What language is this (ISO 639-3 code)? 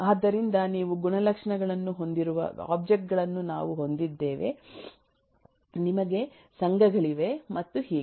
kan